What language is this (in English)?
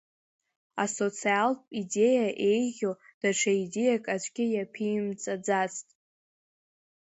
Abkhazian